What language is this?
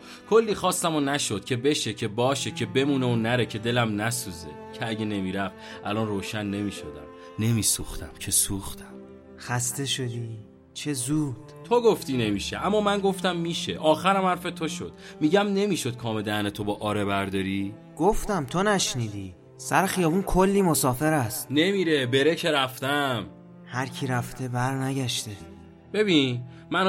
Persian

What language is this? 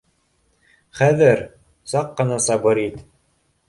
Bashkir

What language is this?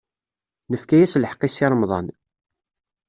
Kabyle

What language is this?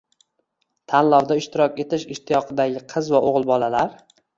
Uzbek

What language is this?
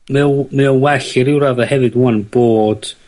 Welsh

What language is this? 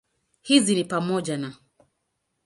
Swahili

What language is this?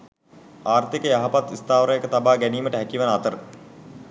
Sinhala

